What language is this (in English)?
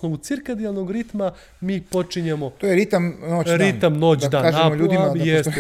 Croatian